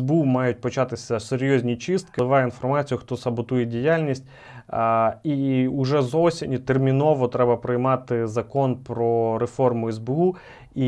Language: Ukrainian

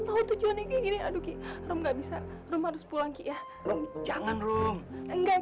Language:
Indonesian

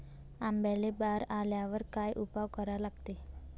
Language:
Marathi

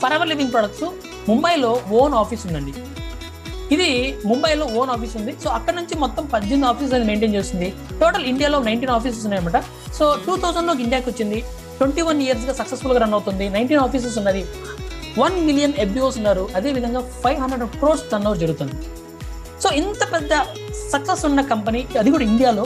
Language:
Telugu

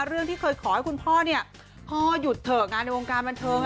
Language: Thai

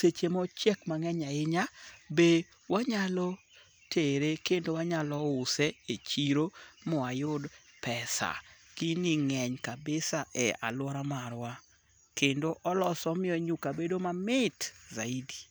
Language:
Luo (Kenya and Tanzania)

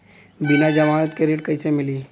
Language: Bhojpuri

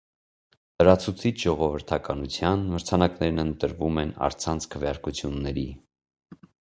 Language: Armenian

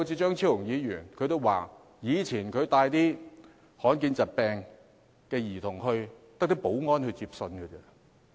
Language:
Cantonese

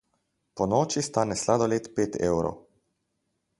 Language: Slovenian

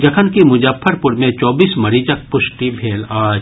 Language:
Maithili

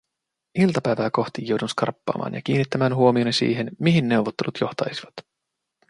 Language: Finnish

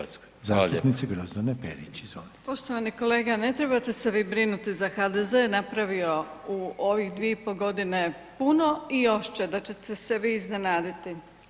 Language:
Croatian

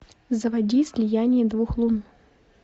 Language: Russian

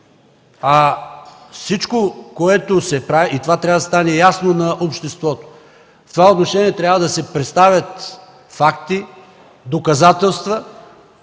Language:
Bulgarian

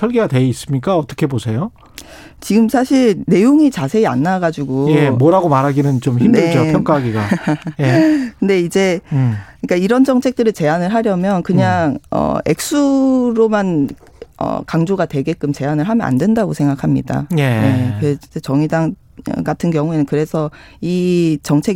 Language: Korean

